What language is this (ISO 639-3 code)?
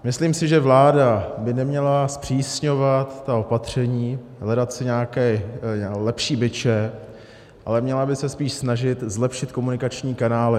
ces